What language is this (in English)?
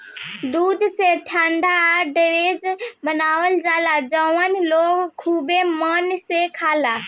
Bhojpuri